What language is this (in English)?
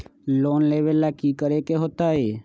Magahi